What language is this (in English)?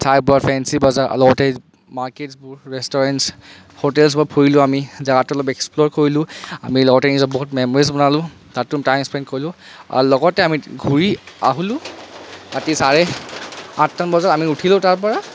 Assamese